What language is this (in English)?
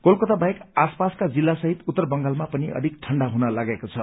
Nepali